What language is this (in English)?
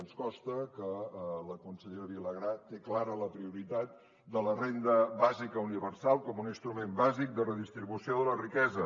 Catalan